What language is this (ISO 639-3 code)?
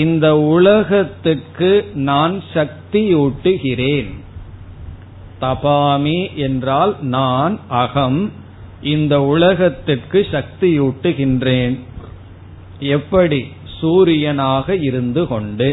tam